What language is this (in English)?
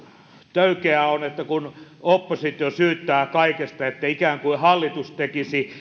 Finnish